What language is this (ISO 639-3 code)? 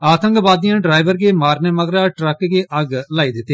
doi